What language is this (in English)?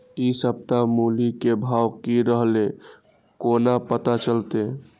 Maithili